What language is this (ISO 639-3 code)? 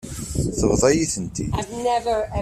kab